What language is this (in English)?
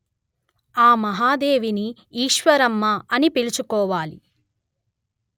Telugu